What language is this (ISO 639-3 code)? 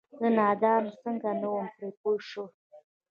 pus